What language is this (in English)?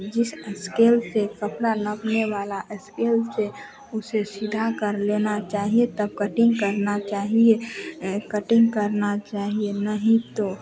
Hindi